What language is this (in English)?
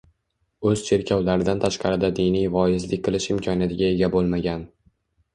Uzbek